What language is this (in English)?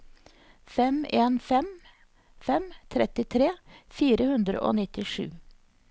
Norwegian